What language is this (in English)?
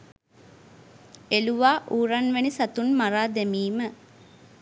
Sinhala